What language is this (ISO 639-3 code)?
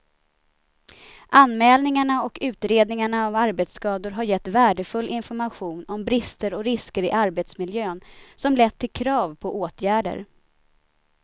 swe